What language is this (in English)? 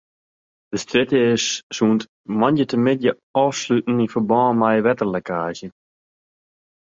Western Frisian